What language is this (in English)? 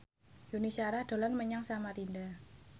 Javanese